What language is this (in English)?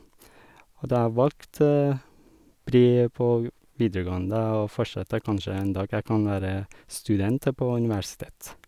Norwegian